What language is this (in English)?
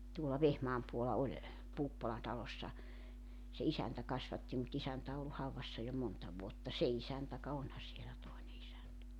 Finnish